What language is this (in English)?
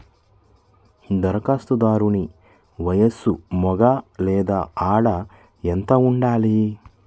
Telugu